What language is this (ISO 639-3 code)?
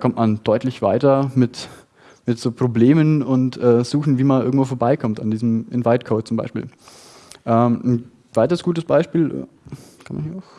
deu